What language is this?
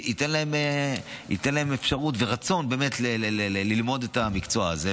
Hebrew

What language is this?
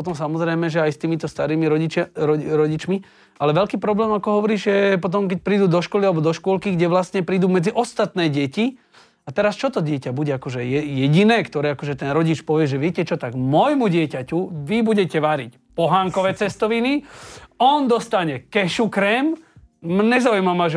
Slovak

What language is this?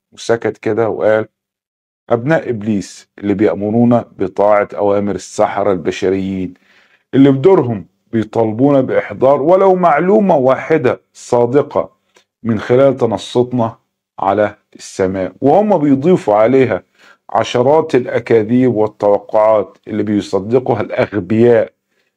Arabic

